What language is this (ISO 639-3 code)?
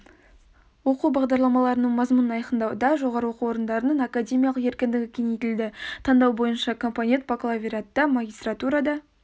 kaz